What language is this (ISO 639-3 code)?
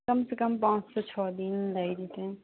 mai